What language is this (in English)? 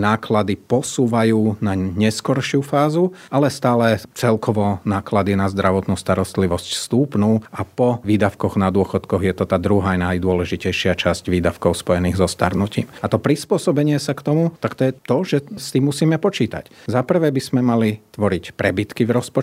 Slovak